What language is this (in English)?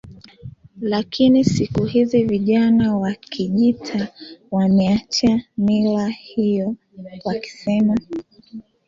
Swahili